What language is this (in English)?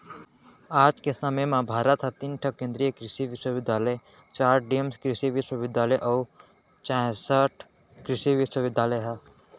Chhattisgarhi